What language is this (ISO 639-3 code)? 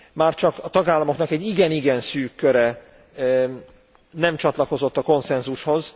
hun